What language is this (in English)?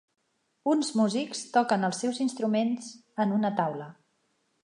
Catalan